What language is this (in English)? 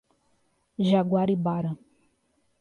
Portuguese